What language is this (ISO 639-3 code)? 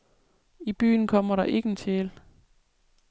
dan